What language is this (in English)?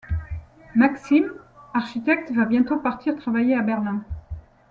French